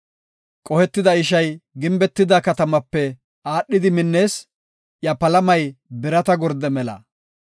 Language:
Gofa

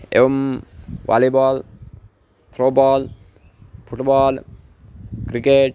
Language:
Sanskrit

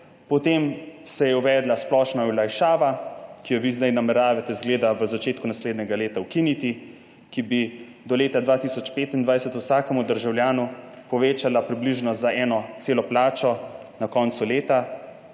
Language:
Slovenian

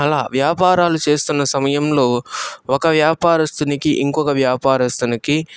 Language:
Telugu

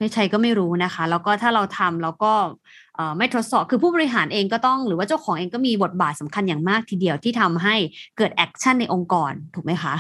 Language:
Thai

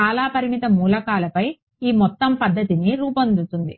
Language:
Telugu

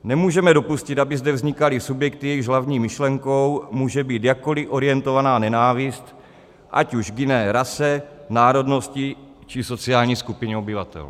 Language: Czech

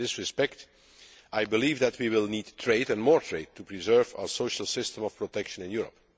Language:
English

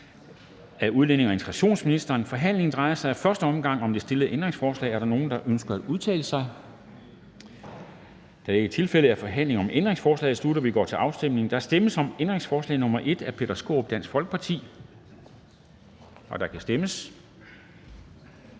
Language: Danish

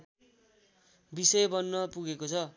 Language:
Nepali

